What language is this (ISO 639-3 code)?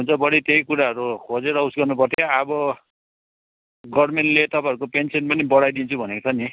nep